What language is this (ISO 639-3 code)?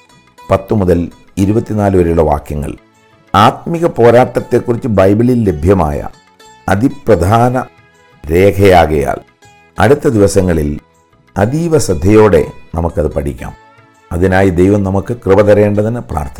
mal